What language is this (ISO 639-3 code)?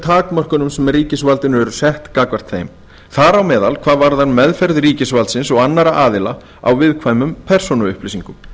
isl